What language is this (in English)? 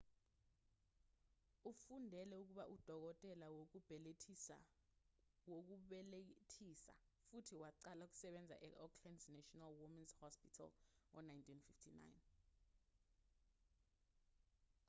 Zulu